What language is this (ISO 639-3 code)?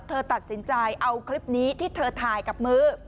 tha